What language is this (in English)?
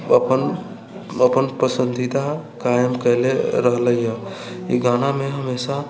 Maithili